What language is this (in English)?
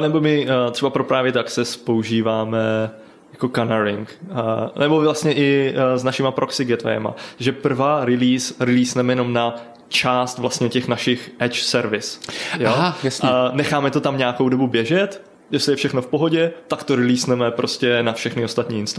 Czech